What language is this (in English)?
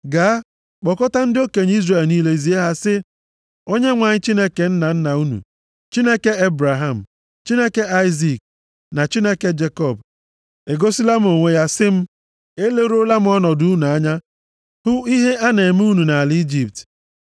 Igbo